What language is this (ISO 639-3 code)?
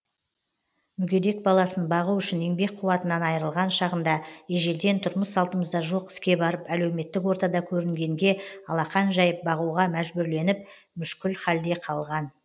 kaz